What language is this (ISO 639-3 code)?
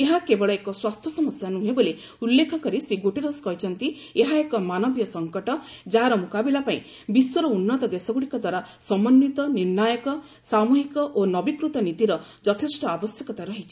ori